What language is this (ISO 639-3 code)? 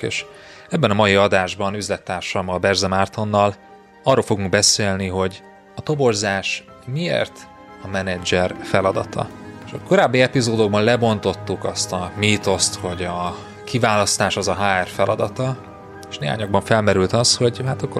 hun